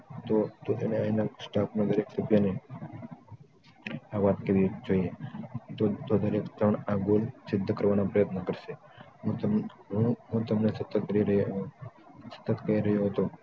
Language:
Gujarati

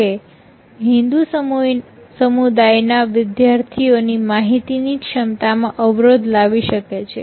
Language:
Gujarati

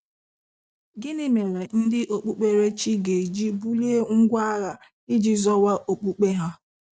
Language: Igbo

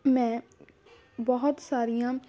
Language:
Punjabi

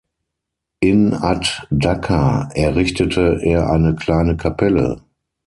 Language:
German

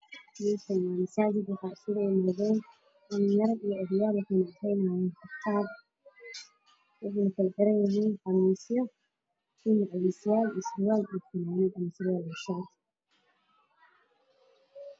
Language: Somali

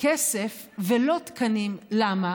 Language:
Hebrew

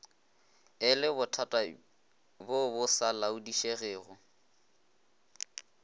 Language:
Northern Sotho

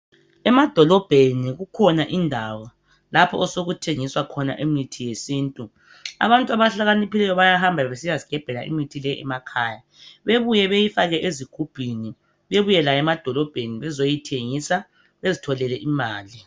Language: North Ndebele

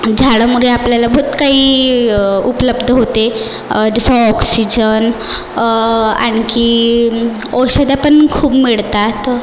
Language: Marathi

